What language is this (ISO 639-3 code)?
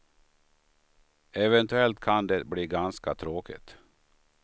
swe